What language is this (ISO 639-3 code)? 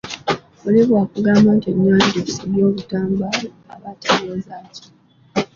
lug